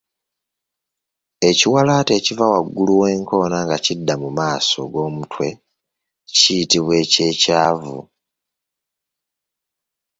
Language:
Ganda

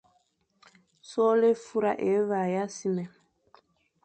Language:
Fang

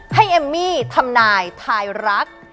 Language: Thai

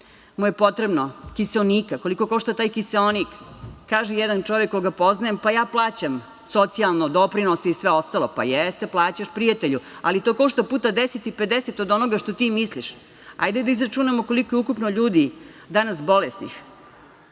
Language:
Serbian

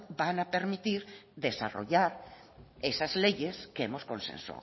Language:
Spanish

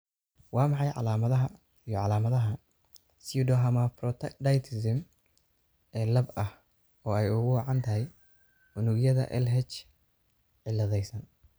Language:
Somali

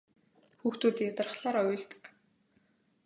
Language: Mongolian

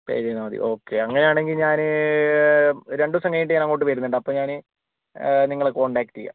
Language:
Malayalam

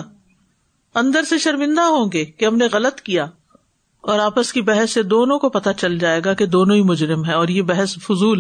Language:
Urdu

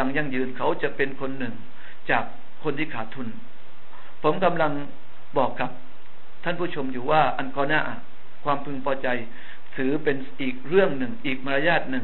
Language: Thai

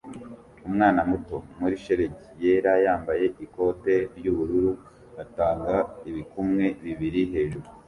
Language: Kinyarwanda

